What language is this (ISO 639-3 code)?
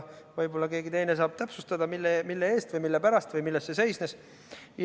est